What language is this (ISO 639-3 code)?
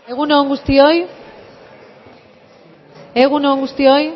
eus